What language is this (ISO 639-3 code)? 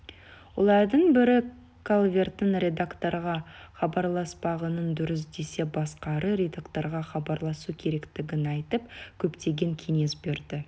kaz